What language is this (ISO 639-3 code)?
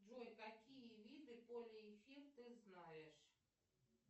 rus